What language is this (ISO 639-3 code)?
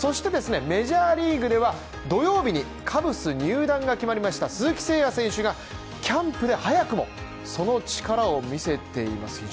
jpn